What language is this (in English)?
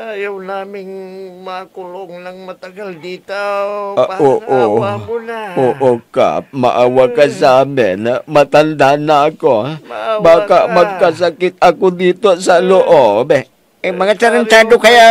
Filipino